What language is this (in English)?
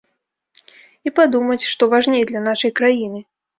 Belarusian